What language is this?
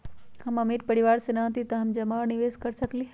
Magahi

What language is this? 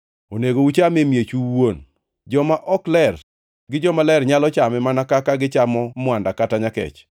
Luo (Kenya and Tanzania)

